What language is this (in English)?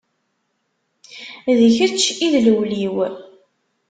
Kabyle